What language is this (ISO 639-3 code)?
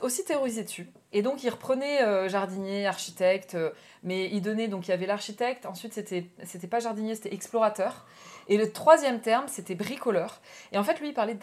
fra